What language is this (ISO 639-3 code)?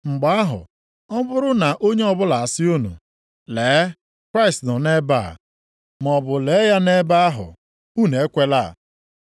ibo